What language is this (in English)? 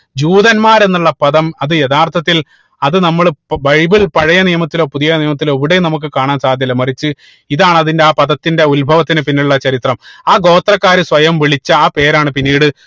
Malayalam